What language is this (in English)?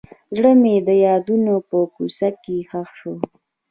Pashto